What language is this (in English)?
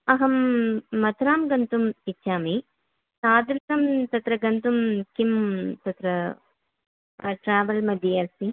Sanskrit